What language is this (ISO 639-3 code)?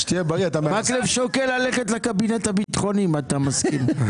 heb